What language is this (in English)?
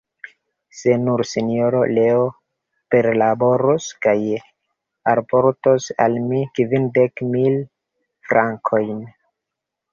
Esperanto